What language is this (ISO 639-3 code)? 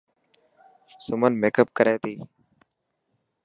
mki